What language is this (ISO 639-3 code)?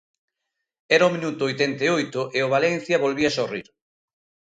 glg